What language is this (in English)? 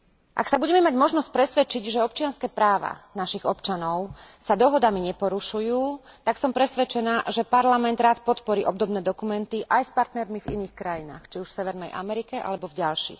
Slovak